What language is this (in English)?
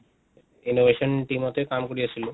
Assamese